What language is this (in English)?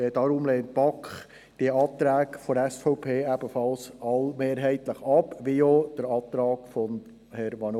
Swiss German